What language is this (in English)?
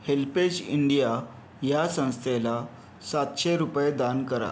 Marathi